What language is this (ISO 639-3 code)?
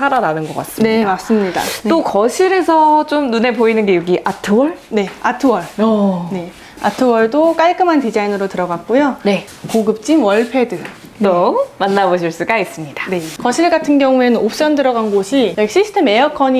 kor